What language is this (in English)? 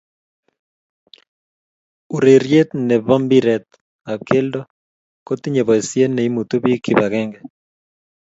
Kalenjin